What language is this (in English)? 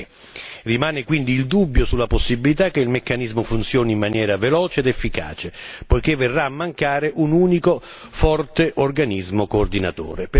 Italian